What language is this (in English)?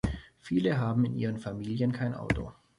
German